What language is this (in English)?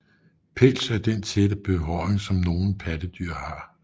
Danish